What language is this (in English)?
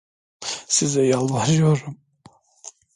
Turkish